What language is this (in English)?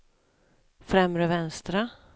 Swedish